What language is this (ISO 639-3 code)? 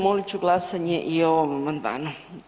hrv